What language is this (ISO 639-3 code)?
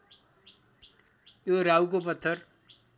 nep